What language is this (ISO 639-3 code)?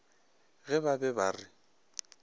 nso